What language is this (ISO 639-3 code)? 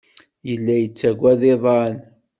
kab